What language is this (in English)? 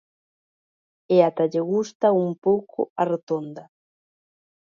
Galician